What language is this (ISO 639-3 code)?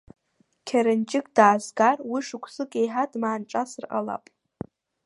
abk